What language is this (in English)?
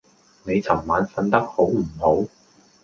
Cantonese